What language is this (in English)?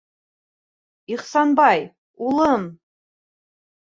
Bashkir